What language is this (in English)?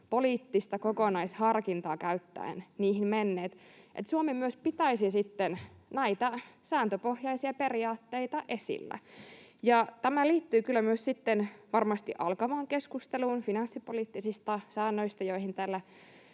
Finnish